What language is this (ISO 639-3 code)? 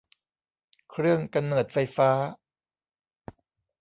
tha